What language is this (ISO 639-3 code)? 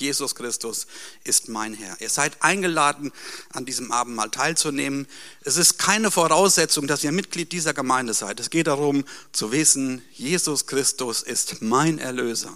deu